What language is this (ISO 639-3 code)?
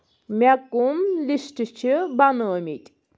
kas